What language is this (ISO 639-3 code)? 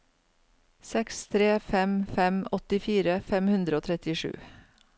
nor